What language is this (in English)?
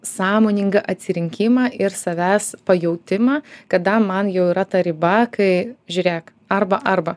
Lithuanian